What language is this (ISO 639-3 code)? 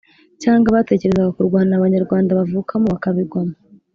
kin